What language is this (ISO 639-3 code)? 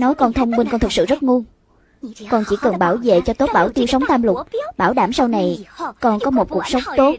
vie